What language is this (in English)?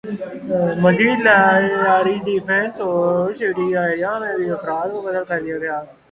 Urdu